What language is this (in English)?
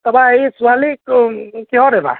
Assamese